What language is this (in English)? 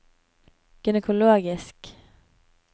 Norwegian